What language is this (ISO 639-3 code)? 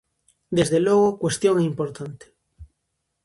glg